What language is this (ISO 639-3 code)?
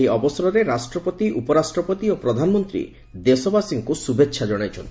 ori